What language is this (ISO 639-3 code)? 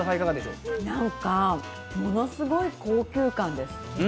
jpn